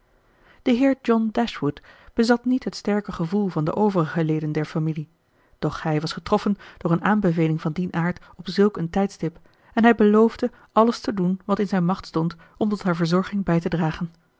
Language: Dutch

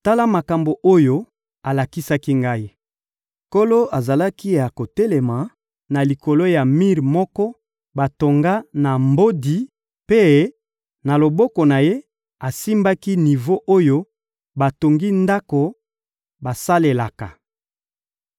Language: Lingala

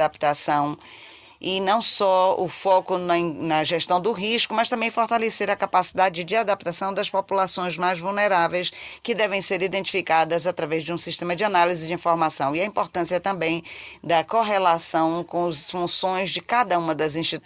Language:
Portuguese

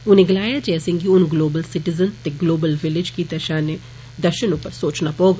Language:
Dogri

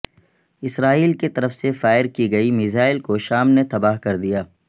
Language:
Urdu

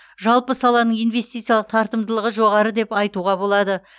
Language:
Kazakh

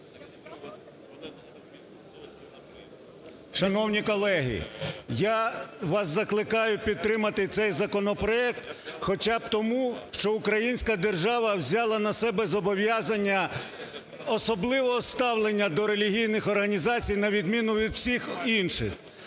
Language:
Ukrainian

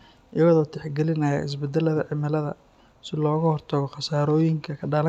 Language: Somali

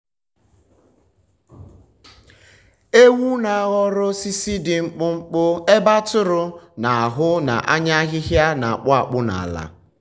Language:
Igbo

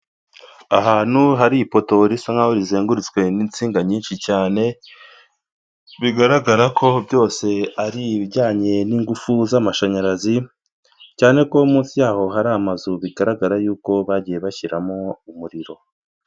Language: Kinyarwanda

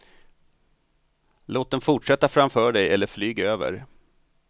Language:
Swedish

